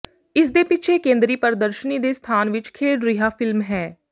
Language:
Punjabi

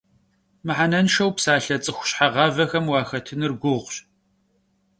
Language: Kabardian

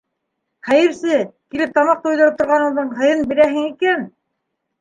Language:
Bashkir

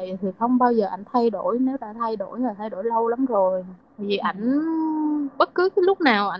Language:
Vietnamese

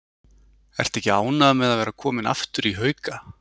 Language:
Icelandic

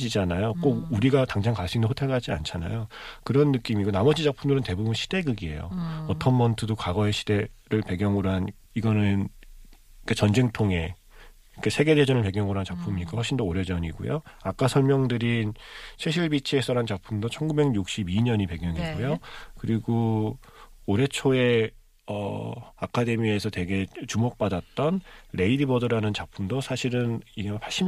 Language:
Korean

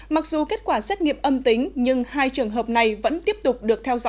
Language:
Vietnamese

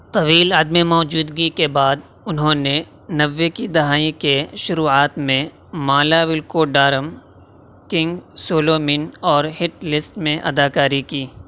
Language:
Urdu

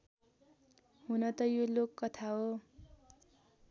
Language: Nepali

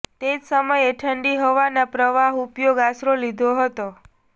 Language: Gujarati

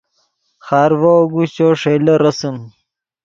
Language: Yidgha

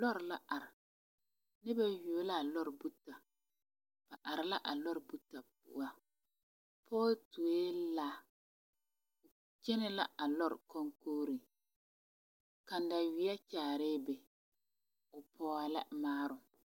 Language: Southern Dagaare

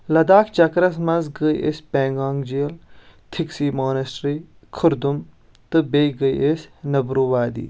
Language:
Kashmiri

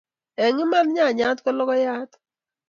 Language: Kalenjin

